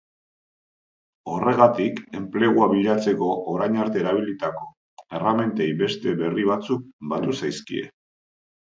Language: Basque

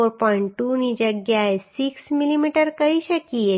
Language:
Gujarati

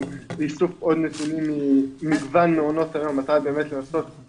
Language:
Hebrew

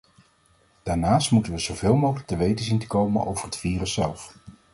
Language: Dutch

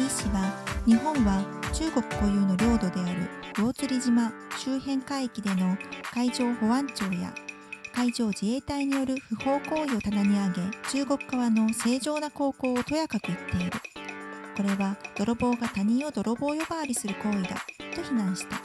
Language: Japanese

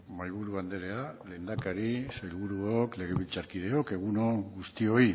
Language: Basque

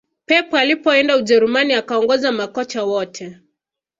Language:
Swahili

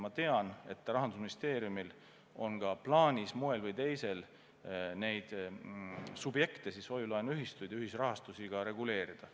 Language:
Estonian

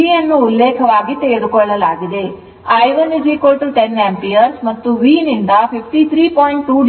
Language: Kannada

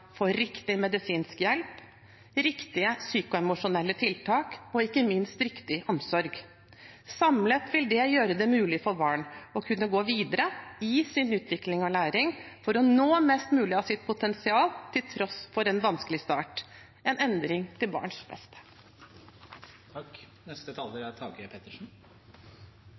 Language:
Norwegian Bokmål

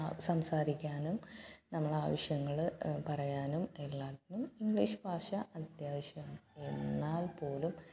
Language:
Malayalam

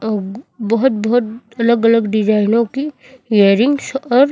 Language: Hindi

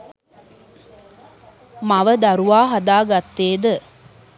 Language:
Sinhala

